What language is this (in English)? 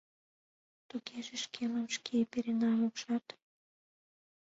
Mari